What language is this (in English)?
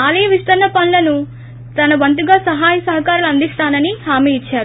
Telugu